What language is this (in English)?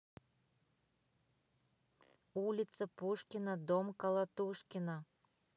Russian